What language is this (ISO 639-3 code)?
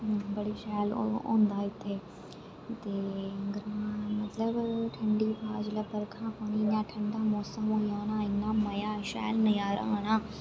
doi